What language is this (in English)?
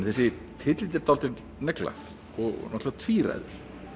Icelandic